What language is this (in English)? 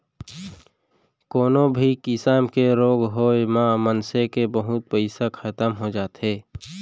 Chhattisgarhi